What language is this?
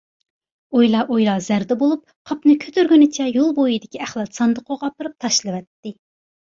Uyghur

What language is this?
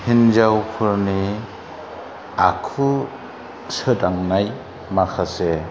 Bodo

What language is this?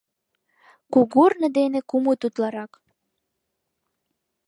Mari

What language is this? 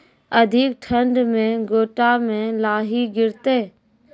Maithili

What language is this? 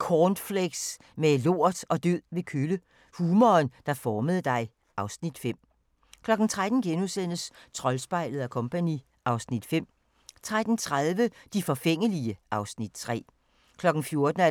Danish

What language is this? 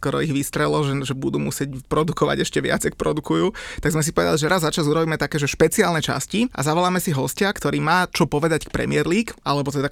Slovak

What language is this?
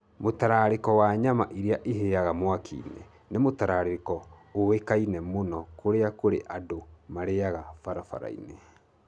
Kikuyu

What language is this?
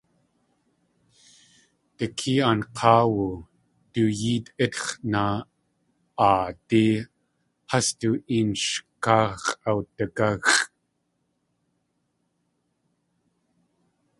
Tlingit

